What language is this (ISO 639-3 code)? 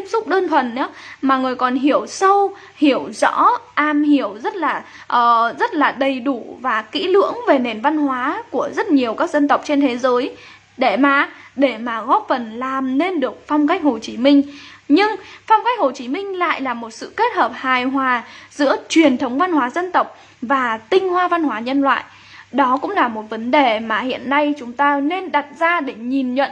vie